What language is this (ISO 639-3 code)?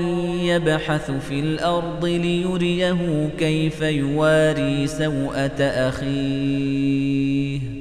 ara